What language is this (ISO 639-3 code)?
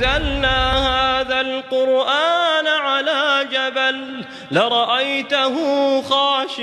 msa